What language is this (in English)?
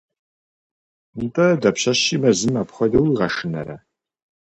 Kabardian